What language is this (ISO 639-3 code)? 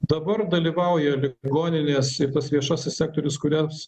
lit